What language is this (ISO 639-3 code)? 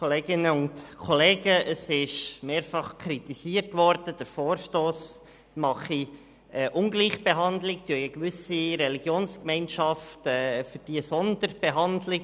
gsw